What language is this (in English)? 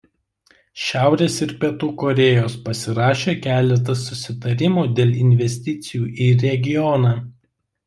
Lithuanian